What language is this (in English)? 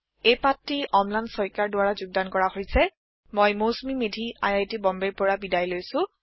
Assamese